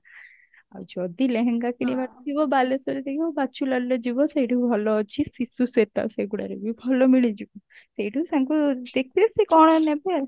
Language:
Odia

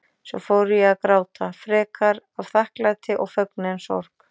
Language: Icelandic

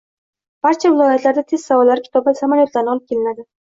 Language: Uzbek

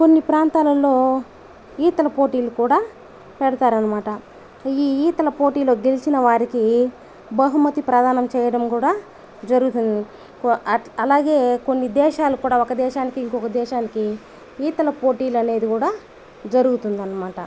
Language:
Telugu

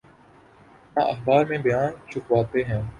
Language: Urdu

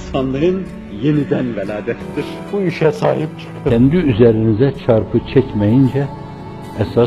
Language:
Turkish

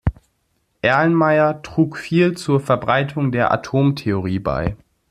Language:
German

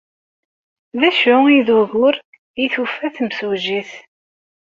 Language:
Kabyle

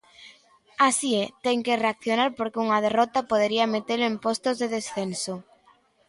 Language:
Galician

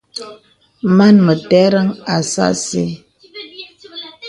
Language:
Bebele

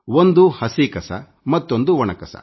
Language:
Kannada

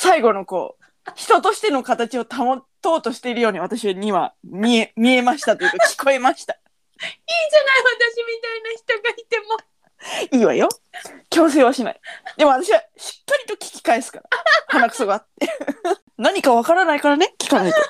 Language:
Japanese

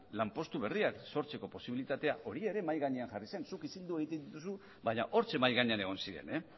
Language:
Basque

